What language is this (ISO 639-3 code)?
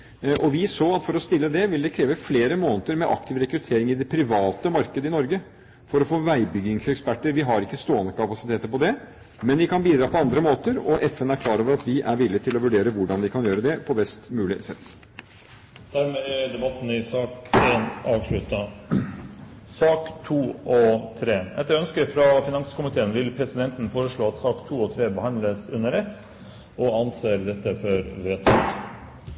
nob